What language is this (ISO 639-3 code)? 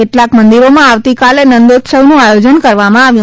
guj